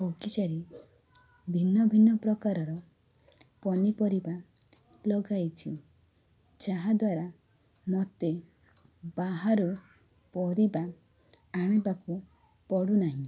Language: Odia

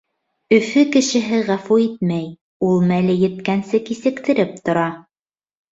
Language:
Bashkir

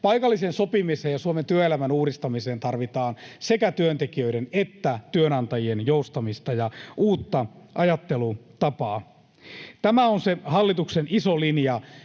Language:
Finnish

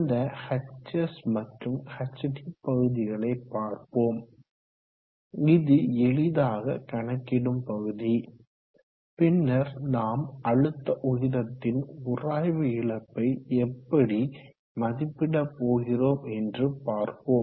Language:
Tamil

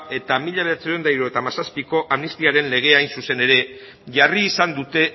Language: Basque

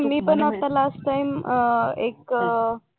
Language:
Marathi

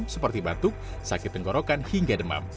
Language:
Indonesian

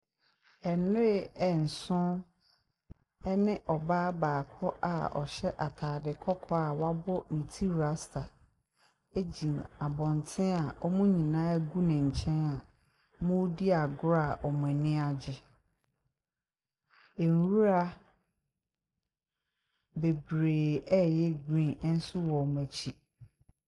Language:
Akan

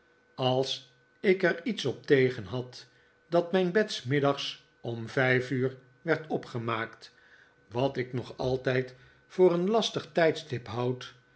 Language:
Dutch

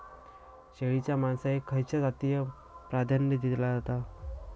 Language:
Marathi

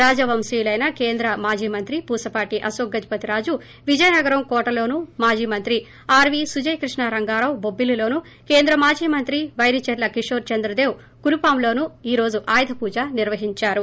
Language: Telugu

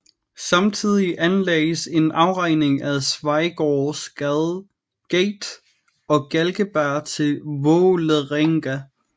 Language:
Danish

